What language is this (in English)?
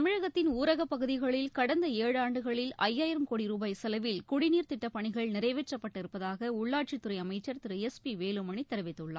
Tamil